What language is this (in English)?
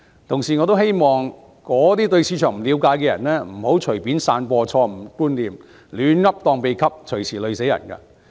Cantonese